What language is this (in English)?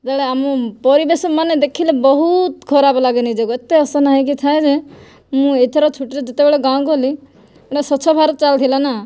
Odia